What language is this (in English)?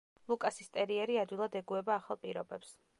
Georgian